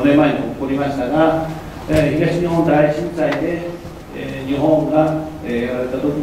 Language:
Japanese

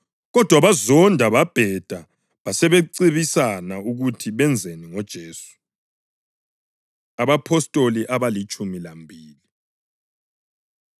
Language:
North Ndebele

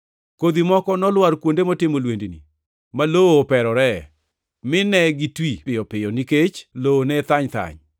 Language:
Luo (Kenya and Tanzania)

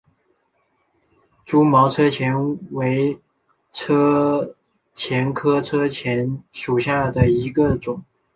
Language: Chinese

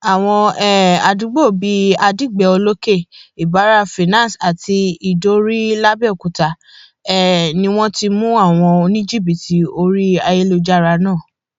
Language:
Yoruba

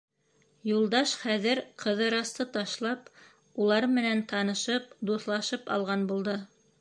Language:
Bashkir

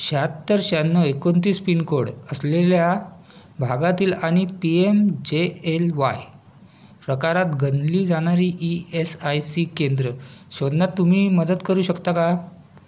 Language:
Marathi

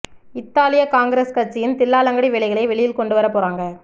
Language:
Tamil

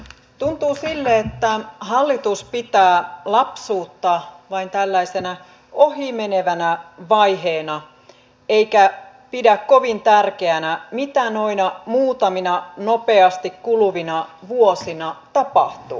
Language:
Finnish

